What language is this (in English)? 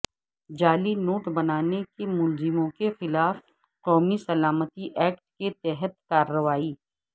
Urdu